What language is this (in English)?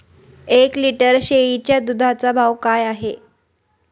Marathi